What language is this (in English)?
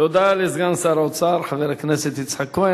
Hebrew